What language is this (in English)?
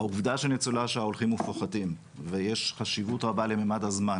Hebrew